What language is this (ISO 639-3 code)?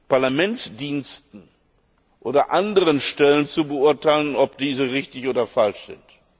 deu